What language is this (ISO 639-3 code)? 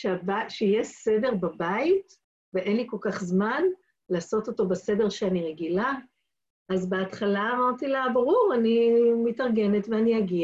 heb